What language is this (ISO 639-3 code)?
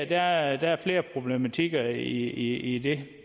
dan